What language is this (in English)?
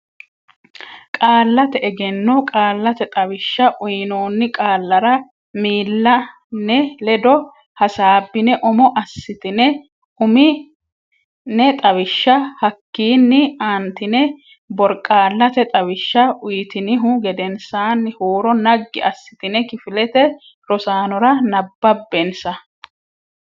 Sidamo